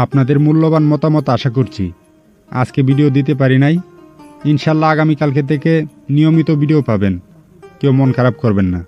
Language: Bangla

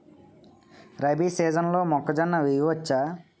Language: Telugu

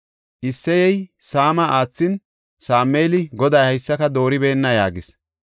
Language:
Gofa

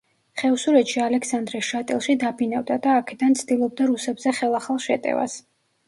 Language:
Georgian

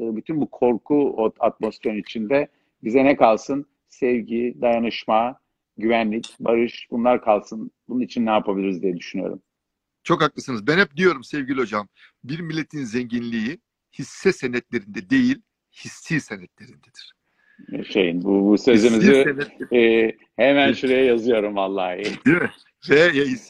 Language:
Turkish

